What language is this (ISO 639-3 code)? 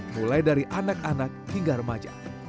ind